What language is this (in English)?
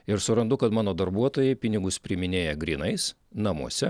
Lithuanian